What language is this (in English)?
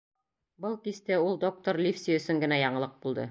Bashkir